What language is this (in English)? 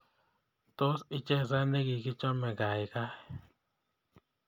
Kalenjin